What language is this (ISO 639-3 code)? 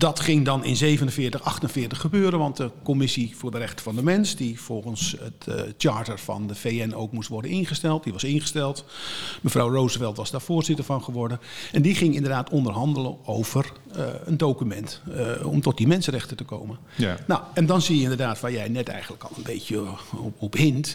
nld